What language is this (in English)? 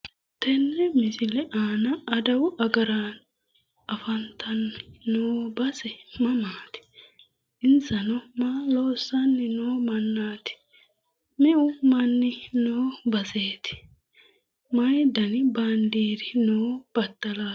Sidamo